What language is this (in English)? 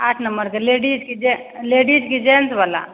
Maithili